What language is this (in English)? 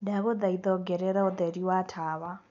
Kikuyu